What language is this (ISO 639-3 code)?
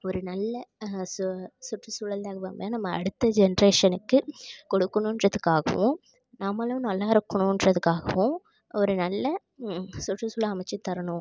tam